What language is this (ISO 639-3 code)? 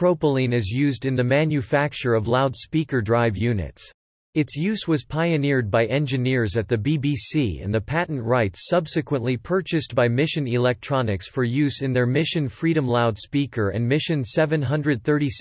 eng